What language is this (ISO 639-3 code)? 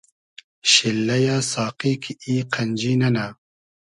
haz